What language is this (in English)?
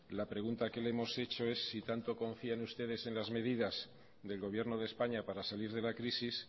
Spanish